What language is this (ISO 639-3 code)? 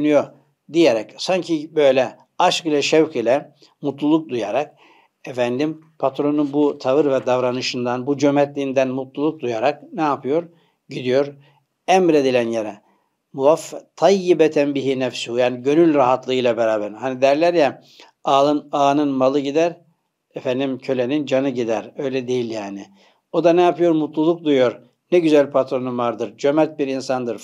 tur